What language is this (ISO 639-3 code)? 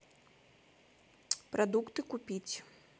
rus